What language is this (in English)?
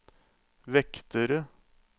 Norwegian